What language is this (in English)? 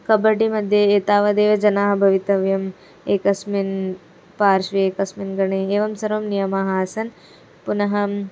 Sanskrit